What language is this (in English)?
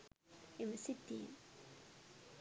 Sinhala